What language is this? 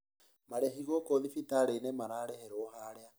Kikuyu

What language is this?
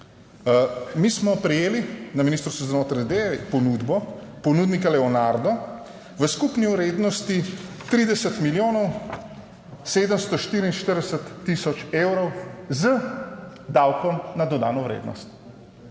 Slovenian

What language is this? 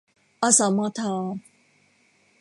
Thai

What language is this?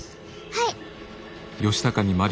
Japanese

